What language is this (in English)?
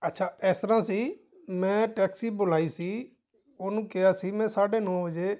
Punjabi